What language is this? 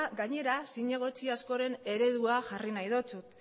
Basque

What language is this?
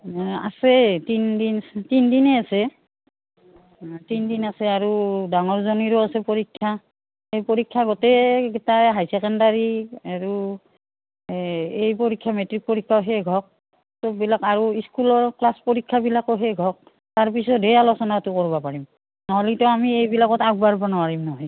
Assamese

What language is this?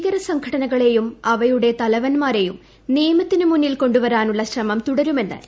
Malayalam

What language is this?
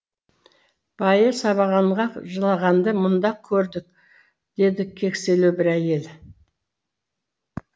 Kazakh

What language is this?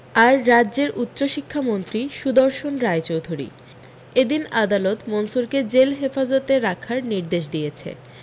Bangla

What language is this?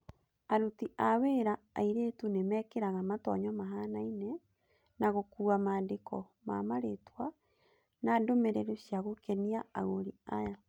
Kikuyu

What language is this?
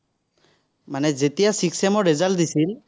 Assamese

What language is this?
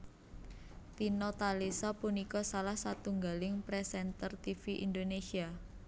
Javanese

